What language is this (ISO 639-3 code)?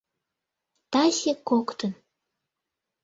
chm